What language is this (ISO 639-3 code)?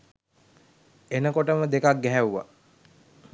sin